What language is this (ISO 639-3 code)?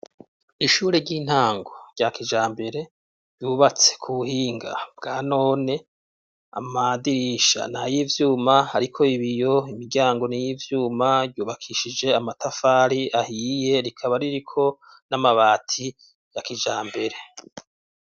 run